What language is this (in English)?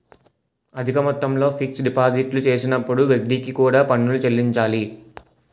Telugu